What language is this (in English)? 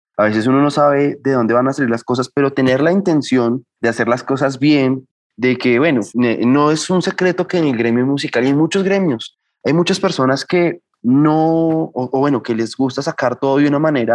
Spanish